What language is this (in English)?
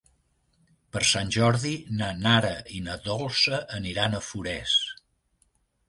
Catalan